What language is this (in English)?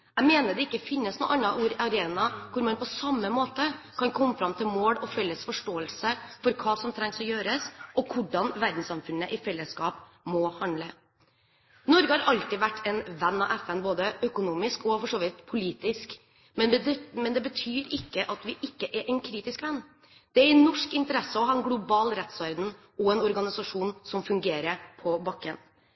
Norwegian Bokmål